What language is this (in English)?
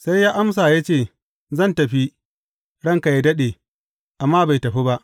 Hausa